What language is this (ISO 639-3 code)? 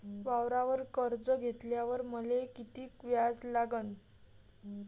mar